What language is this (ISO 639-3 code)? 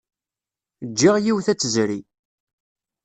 kab